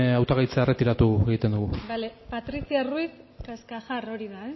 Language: Basque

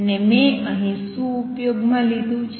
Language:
Gujarati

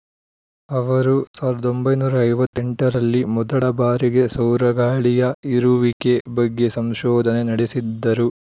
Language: Kannada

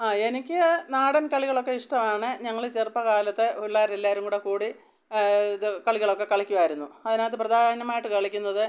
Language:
Malayalam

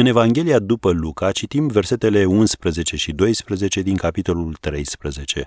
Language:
Romanian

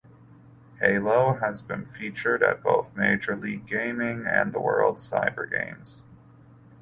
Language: English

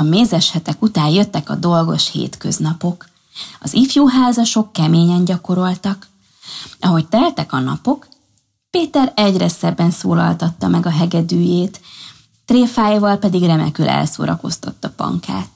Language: Hungarian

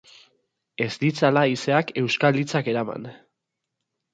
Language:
Basque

